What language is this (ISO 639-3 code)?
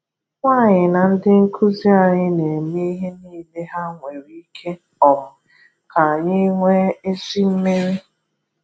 ibo